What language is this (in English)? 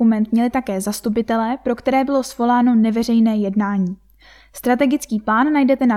Czech